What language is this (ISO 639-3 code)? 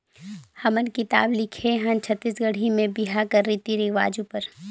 hne